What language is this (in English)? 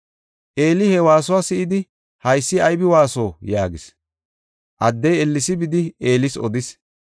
Gofa